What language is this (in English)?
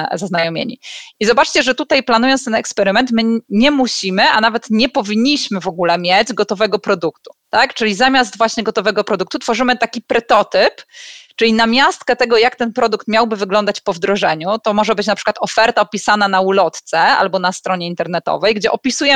Polish